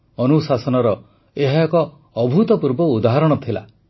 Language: Odia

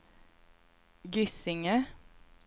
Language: Swedish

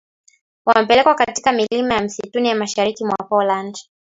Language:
Swahili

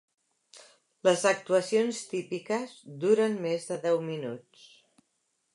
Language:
Catalan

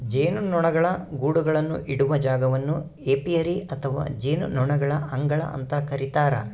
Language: Kannada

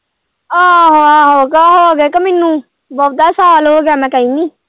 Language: Punjabi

